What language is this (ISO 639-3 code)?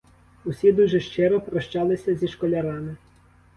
ukr